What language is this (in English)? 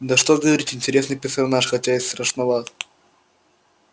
Russian